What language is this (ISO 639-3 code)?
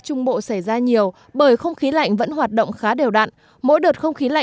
vie